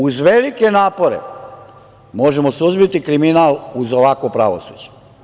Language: Serbian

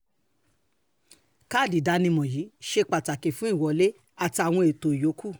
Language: Yoruba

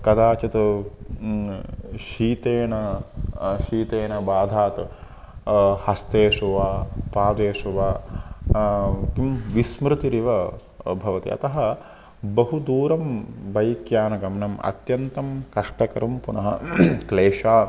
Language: Sanskrit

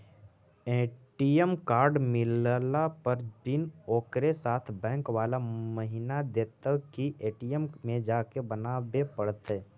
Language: Magahi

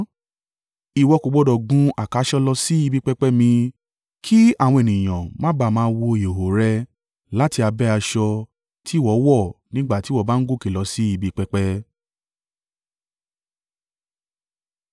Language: Yoruba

